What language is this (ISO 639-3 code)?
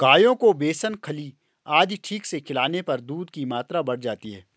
hin